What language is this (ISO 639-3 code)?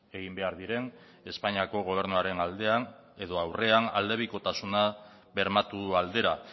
eus